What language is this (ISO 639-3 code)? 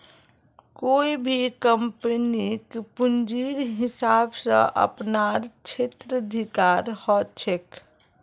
mag